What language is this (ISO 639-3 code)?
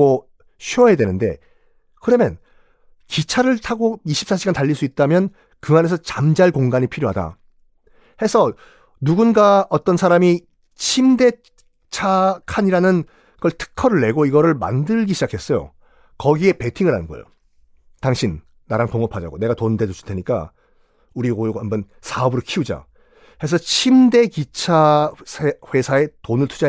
kor